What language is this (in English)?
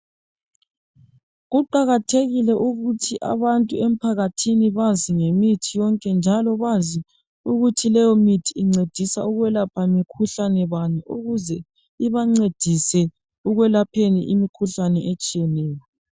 North Ndebele